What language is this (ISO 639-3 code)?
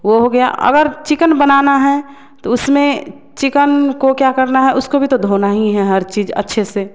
hin